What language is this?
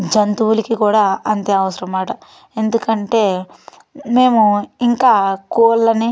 Telugu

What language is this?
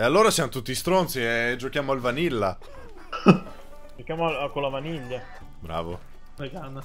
Italian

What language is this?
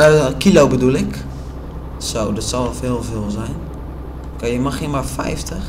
Dutch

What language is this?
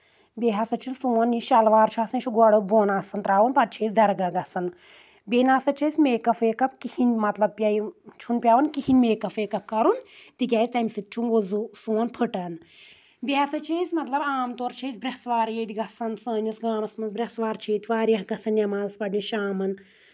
Kashmiri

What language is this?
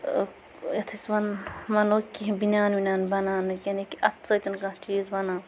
Kashmiri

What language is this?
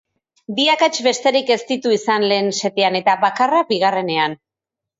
Basque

